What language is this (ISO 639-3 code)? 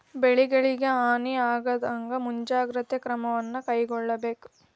kan